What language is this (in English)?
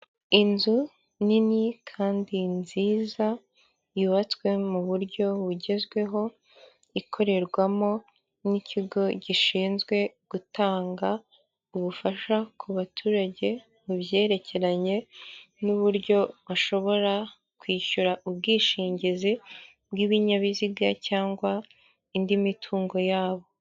Kinyarwanda